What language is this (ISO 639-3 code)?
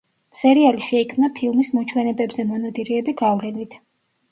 kat